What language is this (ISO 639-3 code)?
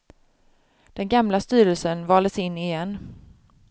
swe